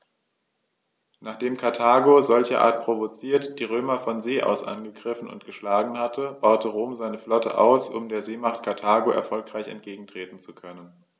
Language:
German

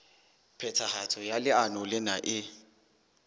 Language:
Southern Sotho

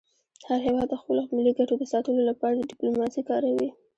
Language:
Pashto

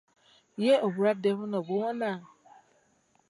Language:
Ganda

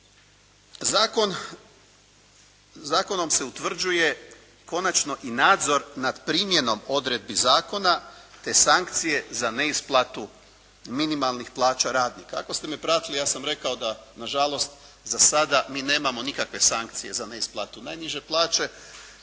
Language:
Croatian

